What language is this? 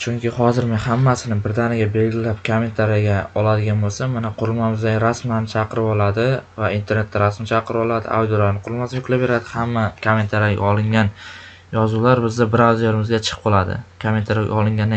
Turkish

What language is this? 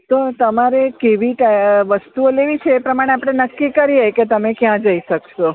Gujarati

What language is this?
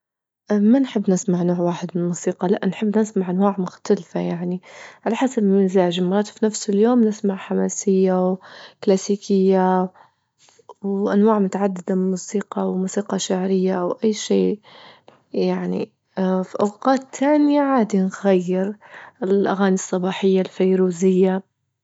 Libyan Arabic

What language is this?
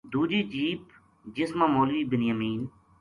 Gujari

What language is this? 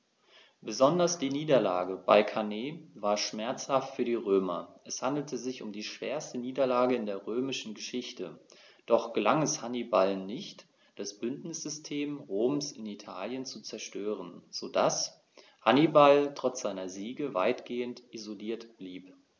German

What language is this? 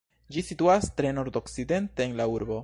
Esperanto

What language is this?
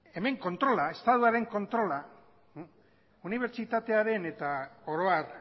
Basque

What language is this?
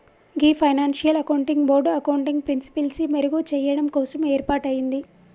Telugu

